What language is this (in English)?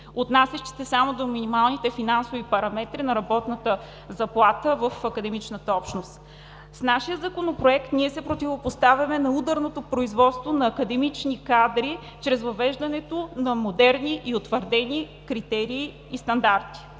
Bulgarian